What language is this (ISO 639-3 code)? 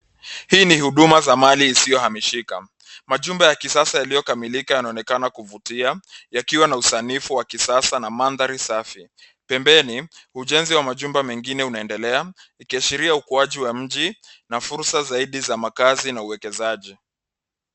swa